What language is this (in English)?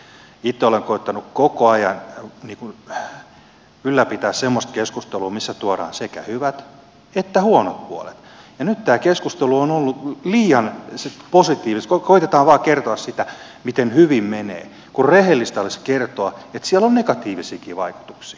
Finnish